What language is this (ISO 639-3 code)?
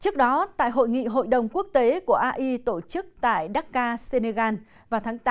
vie